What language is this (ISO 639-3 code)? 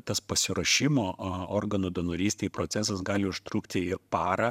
lit